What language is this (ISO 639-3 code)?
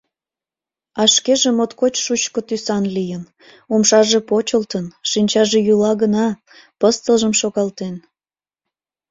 chm